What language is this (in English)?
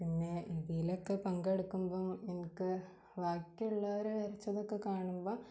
Malayalam